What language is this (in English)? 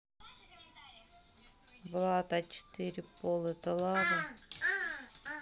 Russian